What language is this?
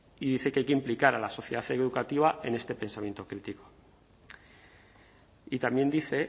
Spanish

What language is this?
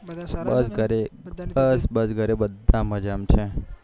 Gujarati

